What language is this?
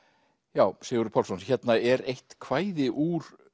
Icelandic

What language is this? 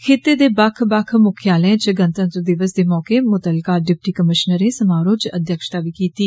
Dogri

